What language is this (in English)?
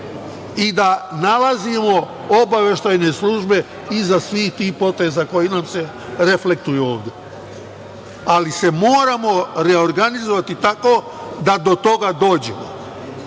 Serbian